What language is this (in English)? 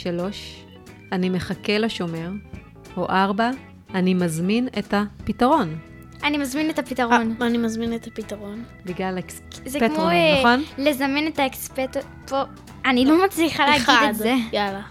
Hebrew